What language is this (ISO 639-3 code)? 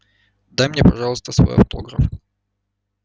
rus